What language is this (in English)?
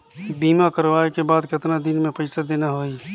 Chhattisgarhi